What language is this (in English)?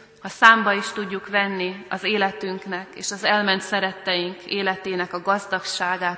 Hungarian